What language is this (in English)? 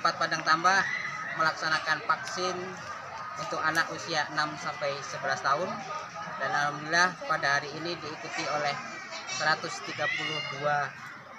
Indonesian